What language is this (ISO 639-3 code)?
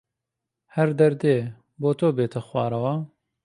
ckb